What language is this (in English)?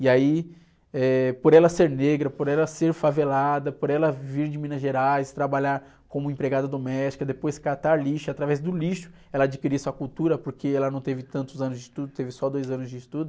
Portuguese